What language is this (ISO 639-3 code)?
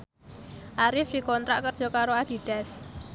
jav